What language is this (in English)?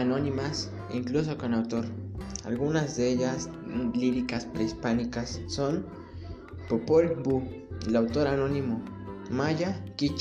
Spanish